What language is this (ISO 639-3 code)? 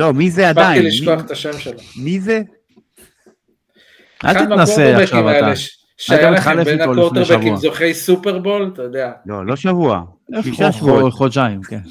heb